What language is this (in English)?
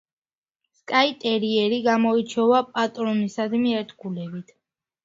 Georgian